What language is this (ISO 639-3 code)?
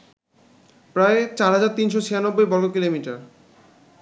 ben